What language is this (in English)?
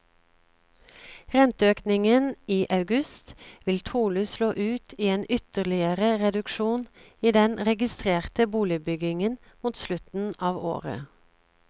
Norwegian